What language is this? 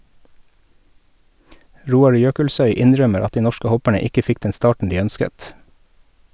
Norwegian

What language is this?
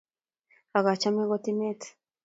Kalenjin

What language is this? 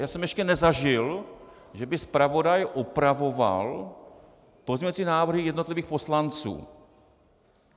Czech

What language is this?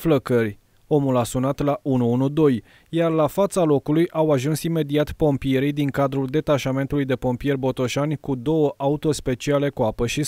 Romanian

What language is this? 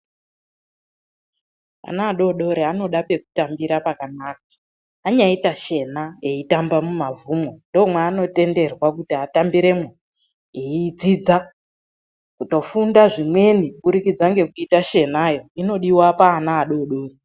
Ndau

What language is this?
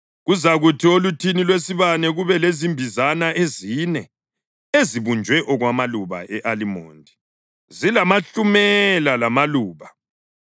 North Ndebele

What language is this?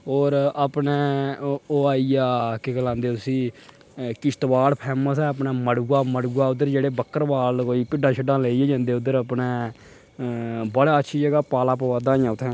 Dogri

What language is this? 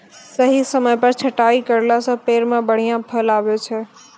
Maithili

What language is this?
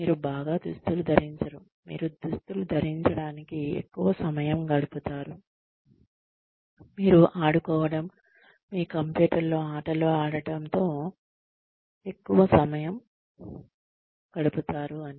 Telugu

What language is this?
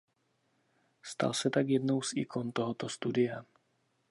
Czech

